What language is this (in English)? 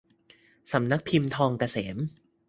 Thai